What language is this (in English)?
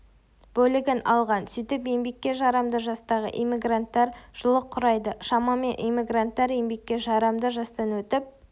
Kazakh